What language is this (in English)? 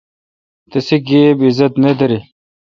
Kalkoti